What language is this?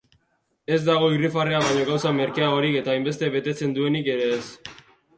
Basque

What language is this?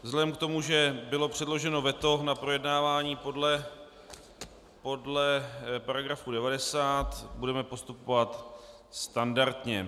Czech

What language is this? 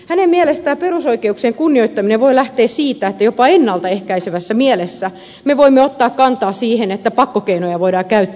Finnish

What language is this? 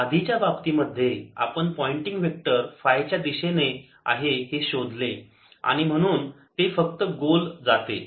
Marathi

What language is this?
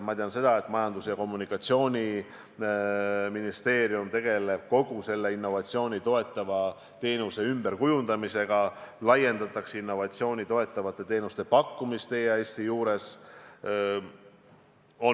Estonian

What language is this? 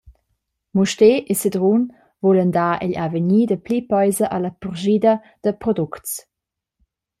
Romansh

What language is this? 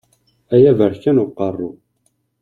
Kabyle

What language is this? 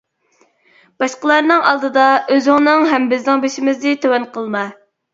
Uyghur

